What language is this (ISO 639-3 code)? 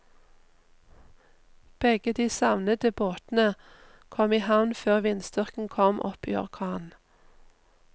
nor